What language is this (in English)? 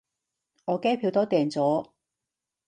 Cantonese